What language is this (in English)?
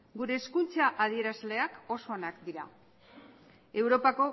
Basque